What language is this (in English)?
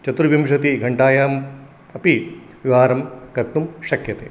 Sanskrit